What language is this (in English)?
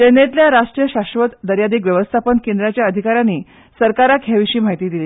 Konkani